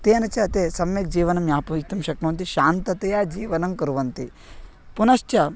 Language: Sanskrit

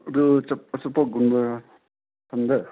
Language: Manipuri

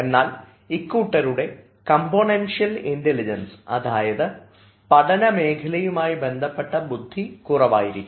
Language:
Malayalam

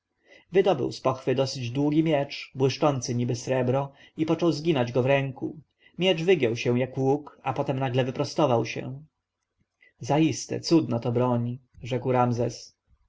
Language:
Polish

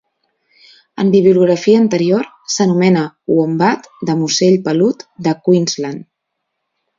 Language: Catalan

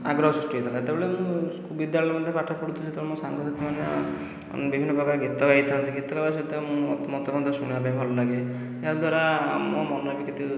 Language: Odia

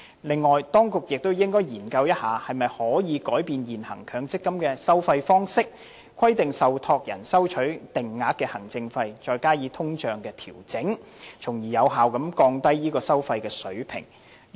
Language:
Cantonese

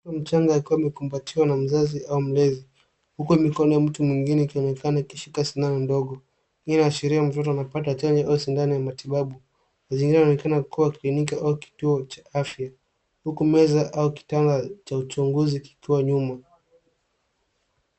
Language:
Swahili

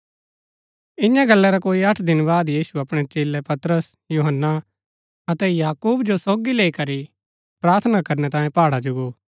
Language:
Gaddi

